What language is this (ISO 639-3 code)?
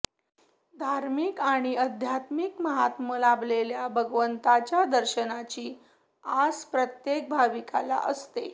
mar